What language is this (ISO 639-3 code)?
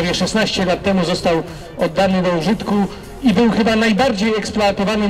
pol